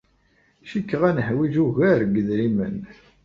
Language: Kabyle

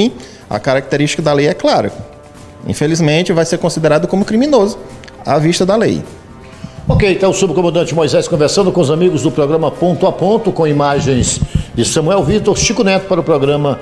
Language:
Portuguese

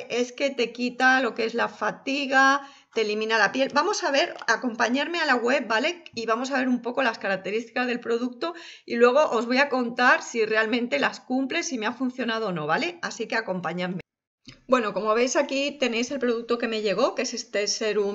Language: Spanish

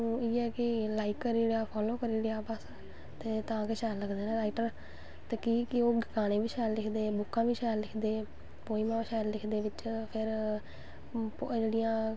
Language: Dogri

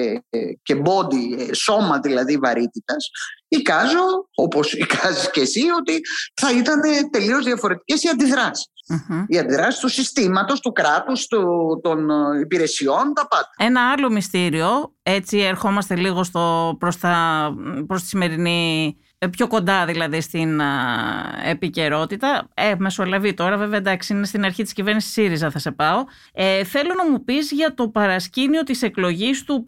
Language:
Greek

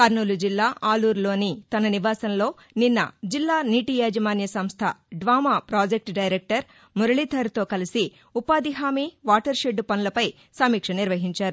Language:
Telugu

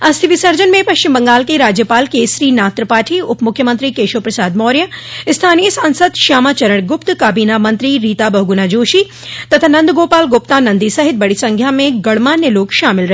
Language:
Hindi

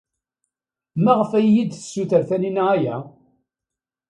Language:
Kabyle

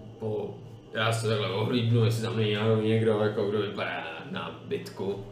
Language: Czech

